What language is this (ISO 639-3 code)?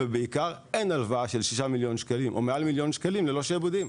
heb